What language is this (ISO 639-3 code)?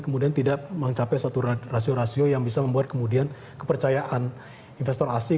ind